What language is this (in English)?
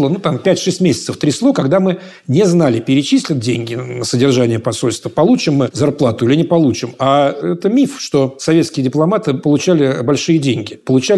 Russian